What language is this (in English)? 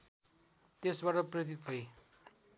Nepali